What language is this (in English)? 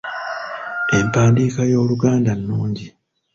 Ganda